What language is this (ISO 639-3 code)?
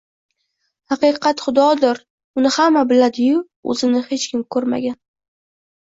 uzb